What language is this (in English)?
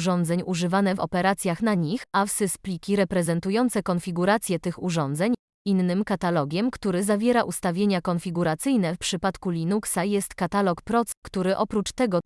Polish